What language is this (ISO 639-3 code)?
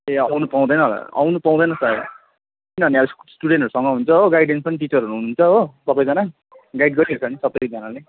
nep